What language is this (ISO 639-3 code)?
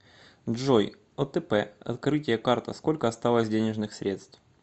rus